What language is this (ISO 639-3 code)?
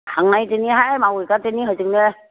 brx